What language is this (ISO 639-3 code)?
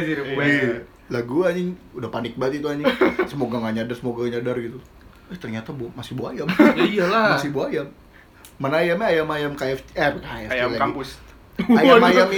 ind